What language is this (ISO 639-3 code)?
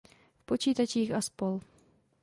ces